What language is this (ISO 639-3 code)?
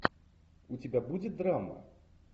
rus